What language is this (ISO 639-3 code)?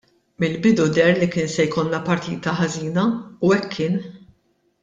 mlt